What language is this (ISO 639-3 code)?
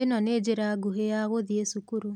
kik